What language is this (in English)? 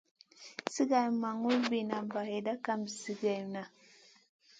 Masana